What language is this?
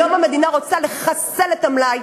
Hebrew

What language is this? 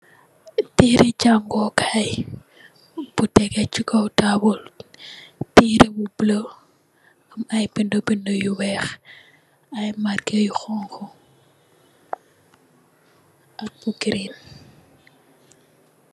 Wolof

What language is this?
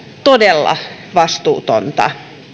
Finnish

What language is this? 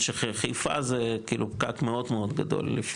Hebrew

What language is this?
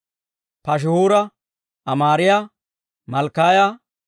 Dawro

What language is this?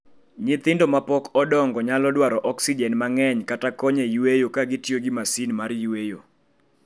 Luo (Kenya and Tanzania)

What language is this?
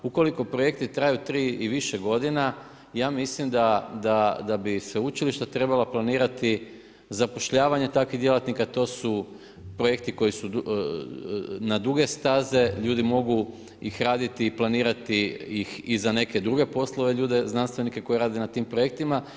Croatian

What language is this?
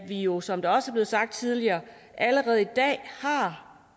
Danish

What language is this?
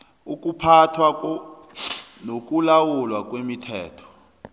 South Ndebele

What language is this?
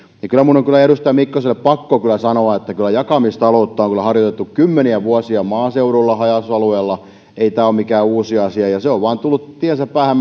Finnish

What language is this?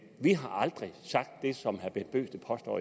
Danish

